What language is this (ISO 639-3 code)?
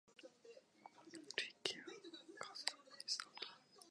jpn